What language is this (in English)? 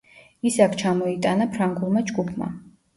Georgian